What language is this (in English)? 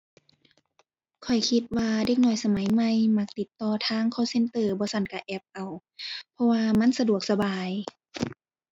Thai